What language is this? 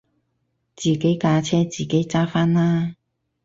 Cantonese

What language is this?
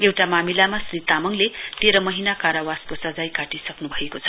Nepali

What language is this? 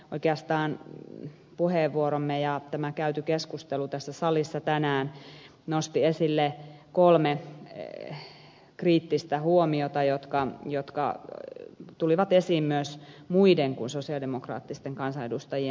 Finnish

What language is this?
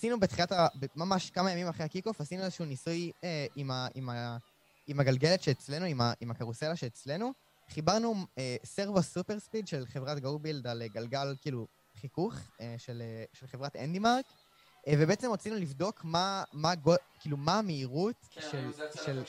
Hebrew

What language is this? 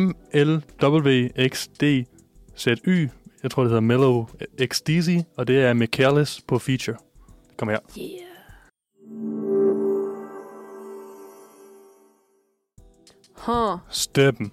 Danish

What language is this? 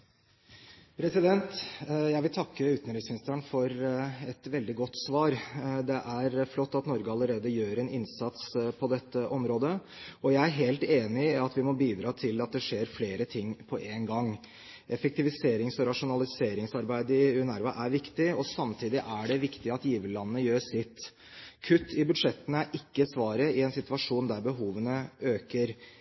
Norwegian Bokmål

